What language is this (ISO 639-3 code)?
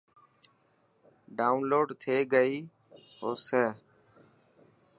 mki